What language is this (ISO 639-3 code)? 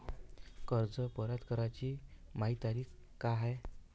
mar